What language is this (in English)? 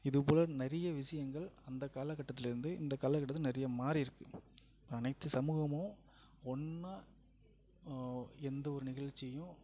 Tamil